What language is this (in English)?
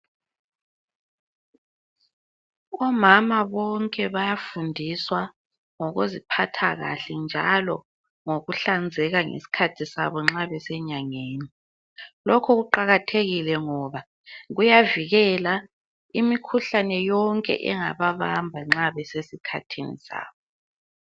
North Ndebele